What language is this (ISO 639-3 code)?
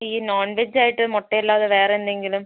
mal